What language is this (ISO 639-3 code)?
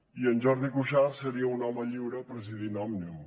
cat